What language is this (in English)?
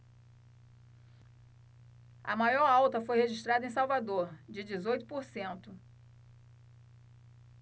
Portuguese